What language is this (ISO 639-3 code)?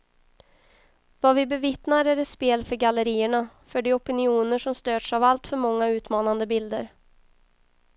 swe